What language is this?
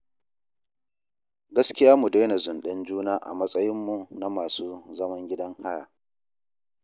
Hausa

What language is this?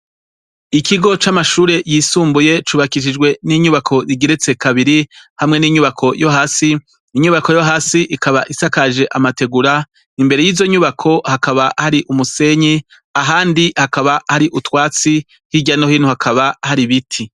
Rundi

